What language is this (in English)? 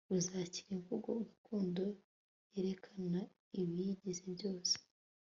Kinyarwanda